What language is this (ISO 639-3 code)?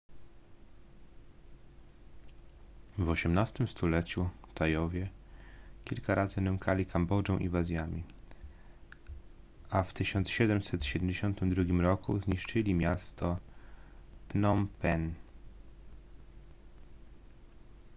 pol